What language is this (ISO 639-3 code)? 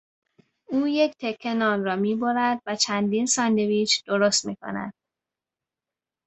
fas